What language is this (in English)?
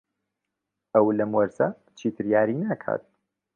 Central Kurdish